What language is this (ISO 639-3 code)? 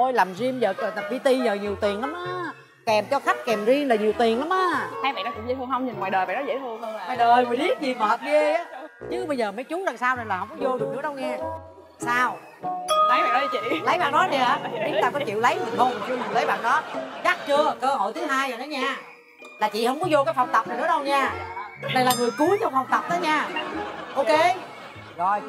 vie